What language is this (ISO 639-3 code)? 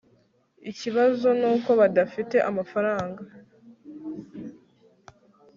kin